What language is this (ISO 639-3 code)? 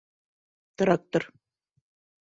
bak